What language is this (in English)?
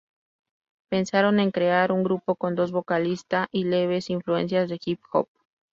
Spanish